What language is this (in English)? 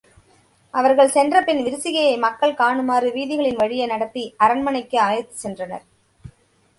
Tamil